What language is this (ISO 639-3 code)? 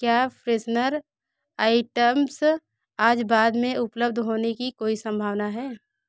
hin